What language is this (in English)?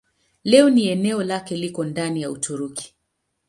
Swahili